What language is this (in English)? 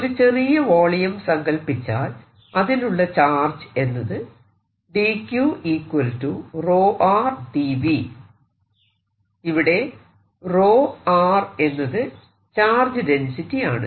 Malayalam